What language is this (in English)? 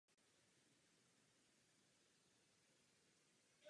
Czech